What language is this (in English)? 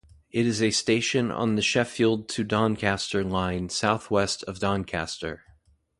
English